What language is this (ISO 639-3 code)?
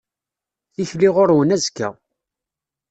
kab